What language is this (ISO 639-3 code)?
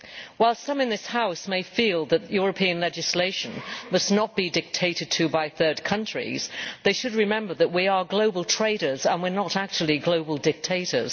eng